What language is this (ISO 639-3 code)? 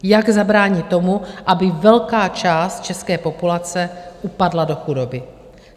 ces